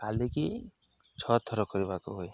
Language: Odia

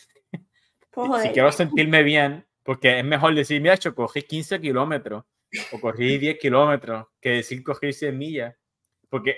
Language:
Spanish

